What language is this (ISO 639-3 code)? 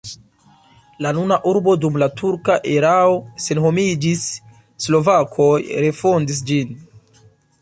epo